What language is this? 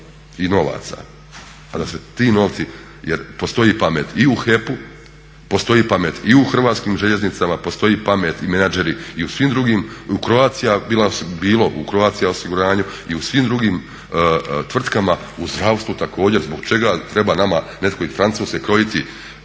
Croatian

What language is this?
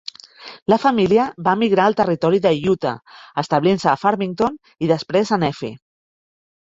Catalan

